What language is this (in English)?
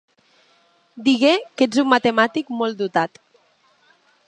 Catalan